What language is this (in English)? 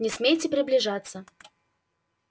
Russian